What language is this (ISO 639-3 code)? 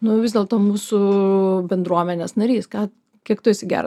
lit